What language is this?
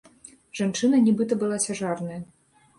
Belarusian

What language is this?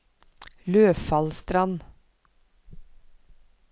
Norwegian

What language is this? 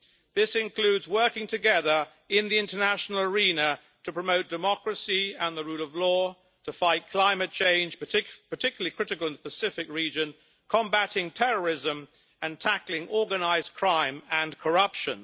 English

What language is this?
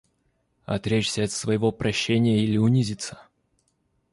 Russian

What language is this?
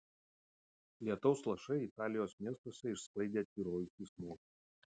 Lithuanian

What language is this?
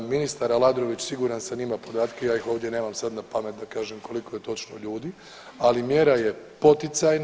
Croatian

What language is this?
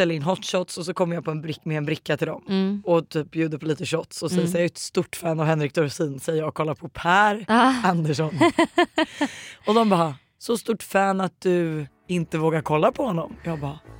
Swedish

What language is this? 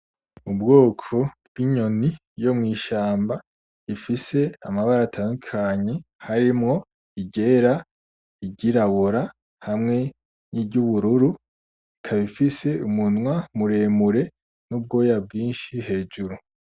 Rundi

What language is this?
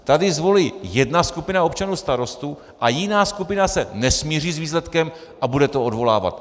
Czech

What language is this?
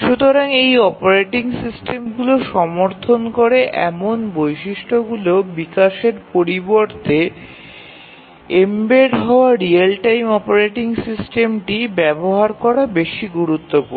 Bangla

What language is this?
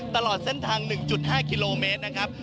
Thai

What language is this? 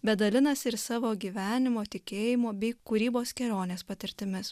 Lithuanian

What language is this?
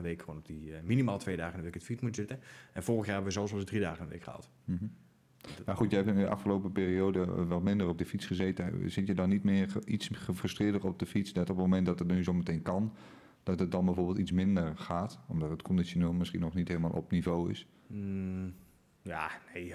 Dutch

